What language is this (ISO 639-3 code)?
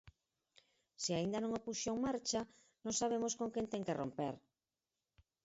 glg